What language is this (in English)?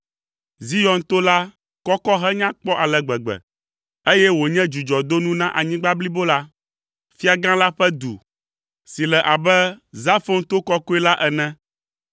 Ewe